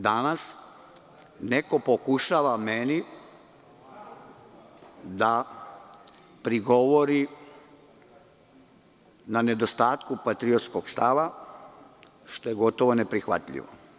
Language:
Serbian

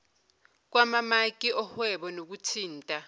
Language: Zulu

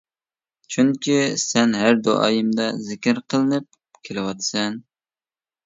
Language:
Uyghur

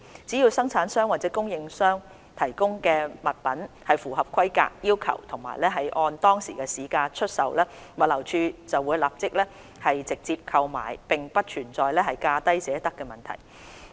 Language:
Cantonese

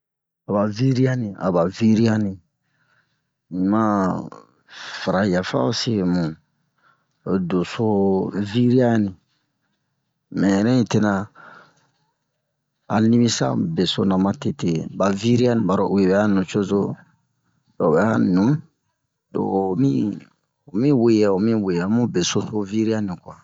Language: Bomu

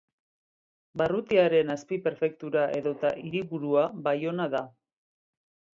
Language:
Basque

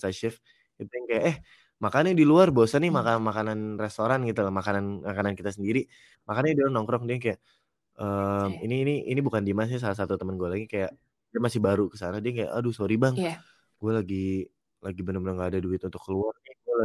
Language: Indonesian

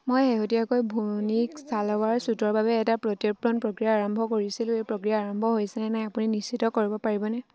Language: Assamese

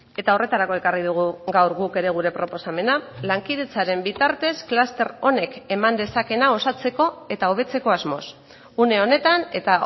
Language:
Basque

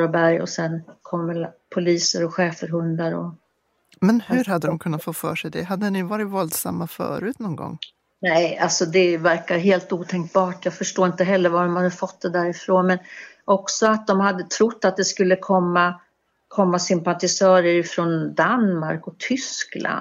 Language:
Swedish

